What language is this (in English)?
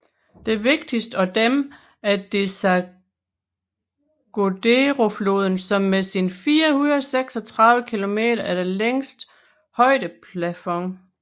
Danish